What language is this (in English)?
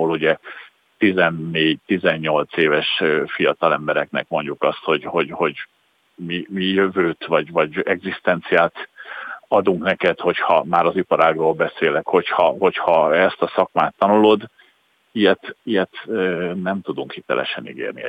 Hungarian